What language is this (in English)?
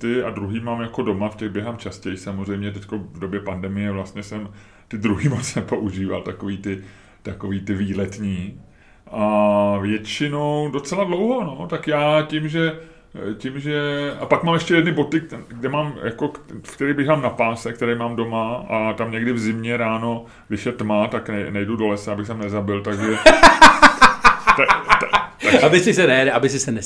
Czech